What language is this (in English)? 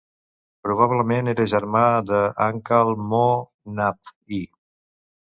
Catalan